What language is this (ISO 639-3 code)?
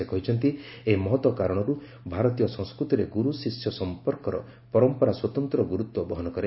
ori